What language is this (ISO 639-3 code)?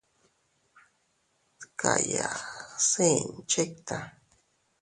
cut